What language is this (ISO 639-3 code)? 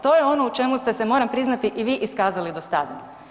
hrv